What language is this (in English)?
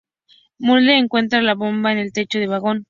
Spanish